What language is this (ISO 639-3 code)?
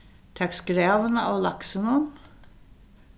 fao